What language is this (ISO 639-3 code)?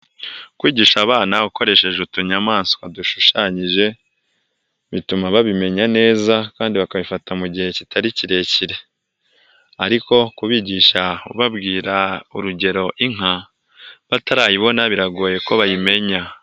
kin